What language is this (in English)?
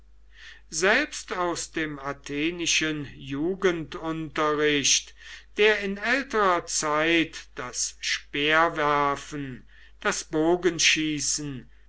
German